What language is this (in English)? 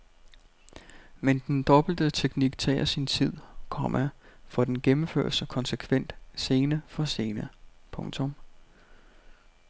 Danish